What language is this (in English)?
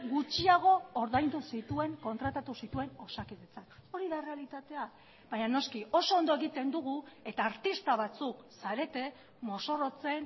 Basque